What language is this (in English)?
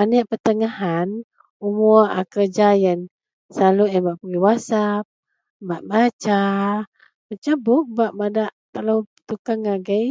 Central Melanau